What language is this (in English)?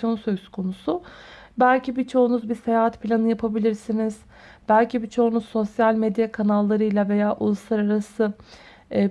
Turkish